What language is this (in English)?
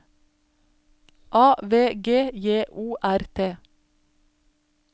Norwegian